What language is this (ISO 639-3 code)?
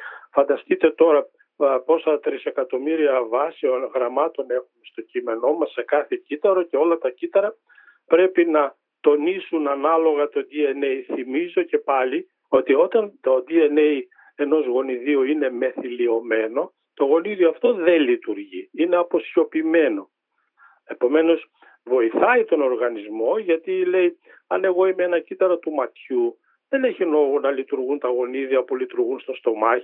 ell